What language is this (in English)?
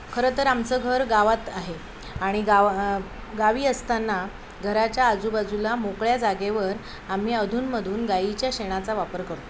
Marathi